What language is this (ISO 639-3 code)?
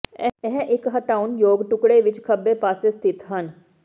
pan